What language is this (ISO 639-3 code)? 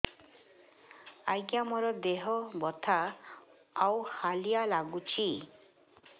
ori